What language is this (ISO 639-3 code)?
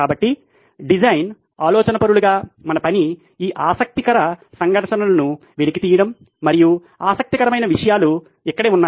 tel